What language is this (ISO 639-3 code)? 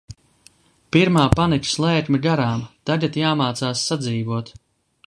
lav